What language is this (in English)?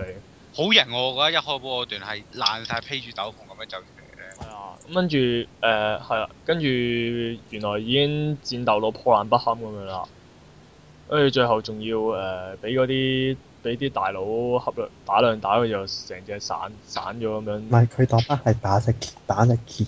Chinese